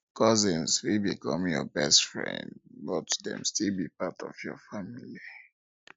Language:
Nigerian Pidgin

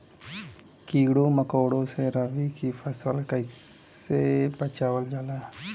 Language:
Bhojpuri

